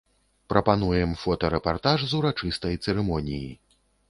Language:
Belarusian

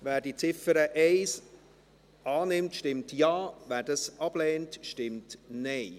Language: Swiss German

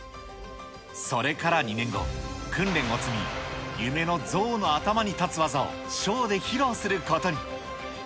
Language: Japanese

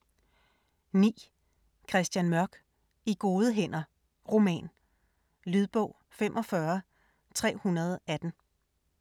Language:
Danish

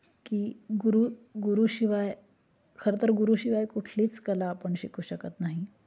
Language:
Marathi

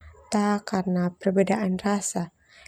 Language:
Termanu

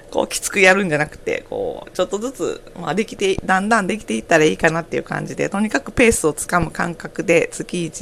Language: Japanese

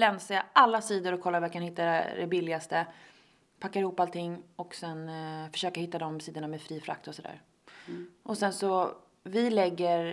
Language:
Swedish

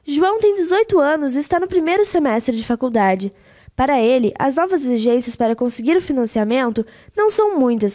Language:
Portuguese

